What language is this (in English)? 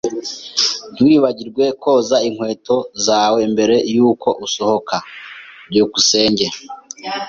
Kinyarwanda